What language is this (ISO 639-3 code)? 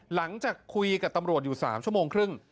tha